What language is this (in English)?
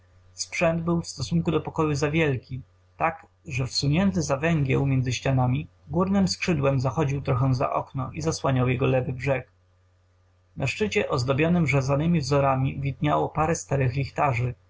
Polish